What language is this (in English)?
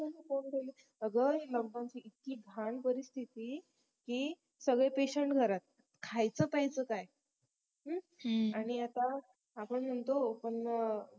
Marathi